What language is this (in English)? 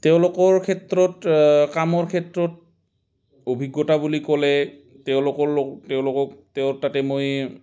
Assamese